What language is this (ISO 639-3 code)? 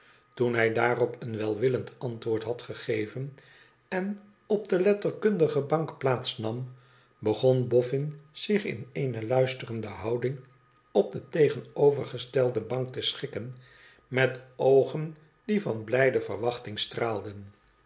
nld